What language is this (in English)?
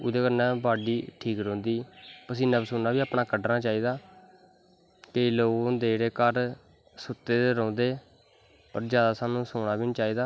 Dogri